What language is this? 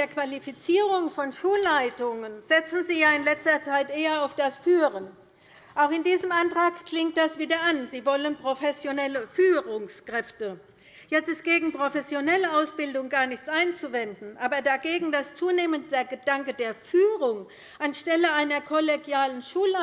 German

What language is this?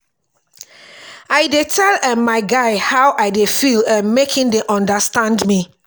Nigerian Pidgin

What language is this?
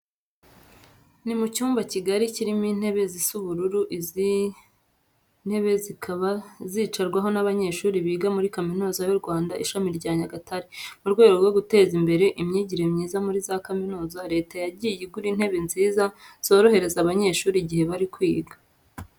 Kinyarwanda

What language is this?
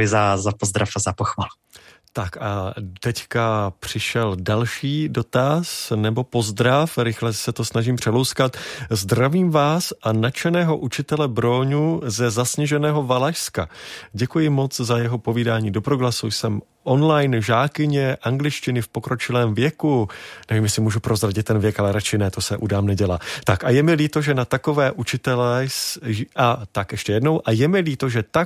Czech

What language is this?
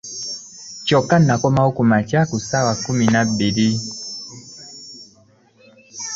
Ganda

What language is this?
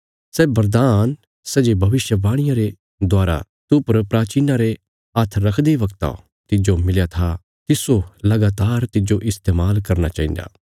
Bilaspuri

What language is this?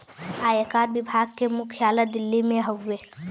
Bhojpuri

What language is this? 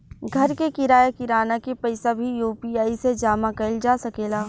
Bhojpuri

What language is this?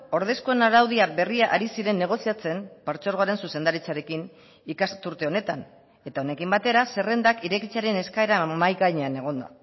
Basque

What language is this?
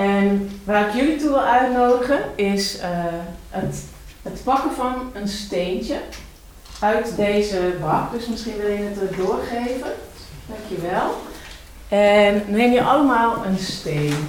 Dutch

